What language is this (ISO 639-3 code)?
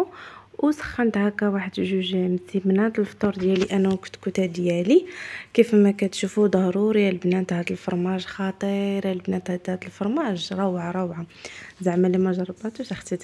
ara